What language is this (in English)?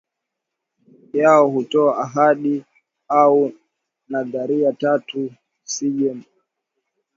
Swahili